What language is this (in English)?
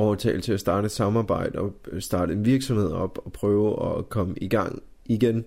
Danish